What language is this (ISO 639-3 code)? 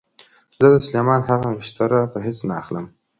pus